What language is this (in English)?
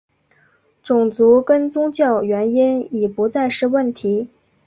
Chinese